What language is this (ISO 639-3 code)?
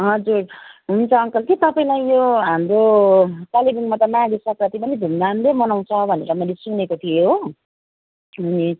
nep